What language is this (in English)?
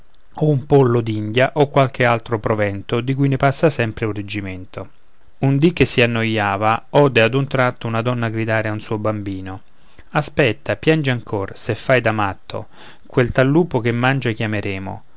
Italian